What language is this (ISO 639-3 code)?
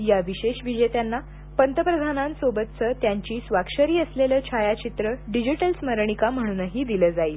mar